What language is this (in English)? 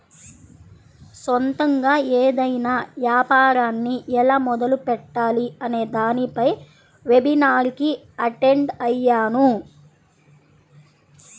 Telugu